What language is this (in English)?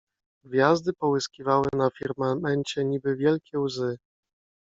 Polish